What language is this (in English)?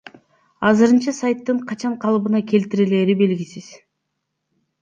Kyrgyz